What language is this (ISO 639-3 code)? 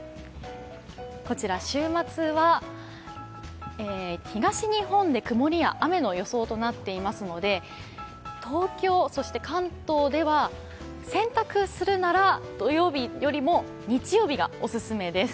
jpn